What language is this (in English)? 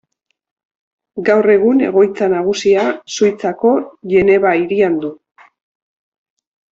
Basque